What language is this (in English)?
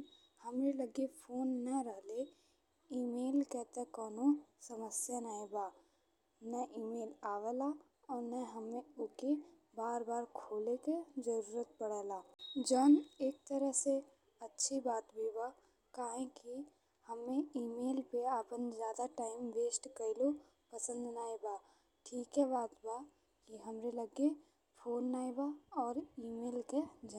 Bhojpuri